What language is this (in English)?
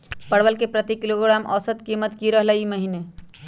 Magahi